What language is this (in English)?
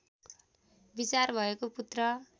Nepali